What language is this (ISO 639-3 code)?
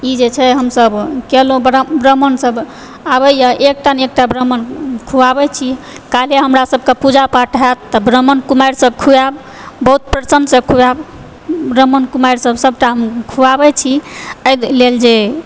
mai